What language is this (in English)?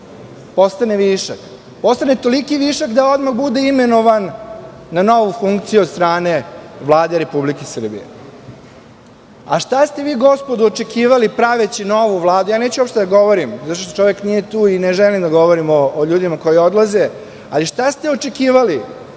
Serbian